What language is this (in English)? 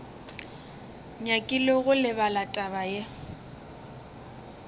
Northern Sotho